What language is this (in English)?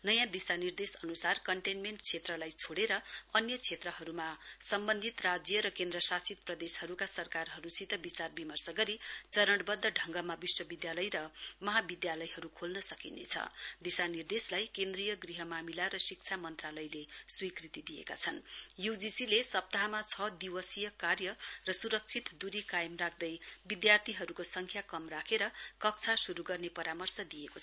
Nepali